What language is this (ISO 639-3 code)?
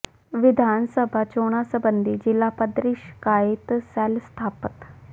pan